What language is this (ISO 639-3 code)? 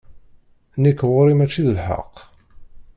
kab